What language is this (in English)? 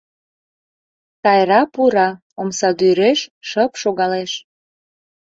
Mari